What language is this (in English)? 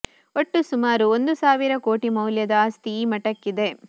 Kannada